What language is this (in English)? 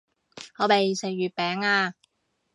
Cantonese